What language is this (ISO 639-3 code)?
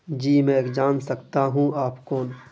urd